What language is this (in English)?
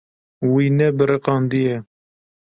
Kurdish